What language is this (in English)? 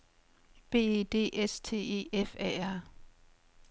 Danish